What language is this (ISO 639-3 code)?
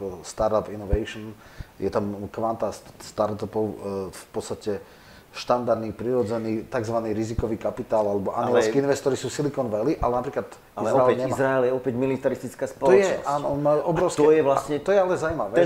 slk